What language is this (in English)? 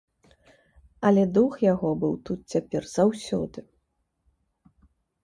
Belarusian